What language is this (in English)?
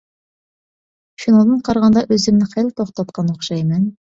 Uyghur